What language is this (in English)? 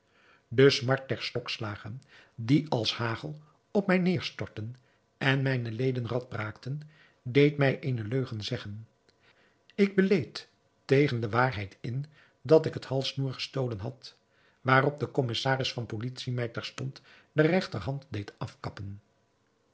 Dutch